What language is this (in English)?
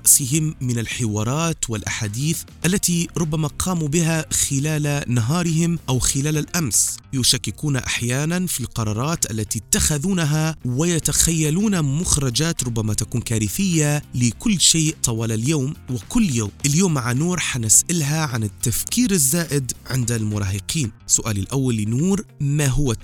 Arabic